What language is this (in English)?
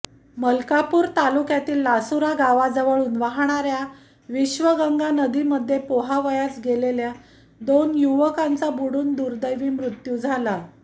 Marathi